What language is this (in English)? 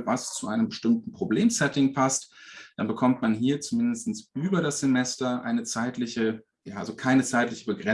German